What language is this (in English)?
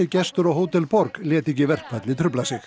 Icelandic